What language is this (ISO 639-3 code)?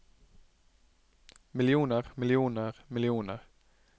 nor